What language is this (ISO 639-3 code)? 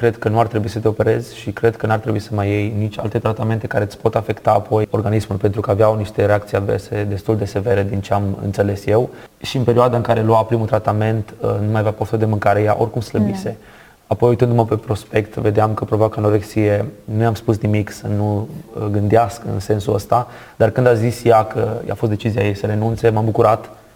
ron